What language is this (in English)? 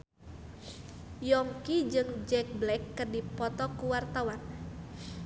Sundanese